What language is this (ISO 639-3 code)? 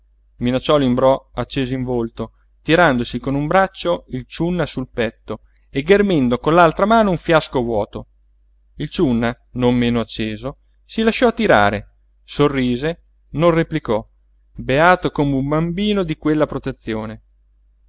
ita